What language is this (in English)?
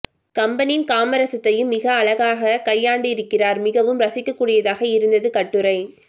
Tamil